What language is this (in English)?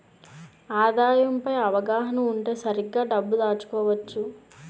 Telugu